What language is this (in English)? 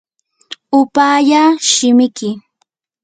Yanahuanca Pasco Quechua